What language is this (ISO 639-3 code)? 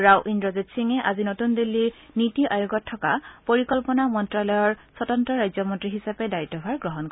asm